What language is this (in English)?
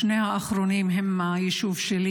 Hebrew